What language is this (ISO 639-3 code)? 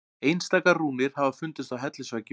isl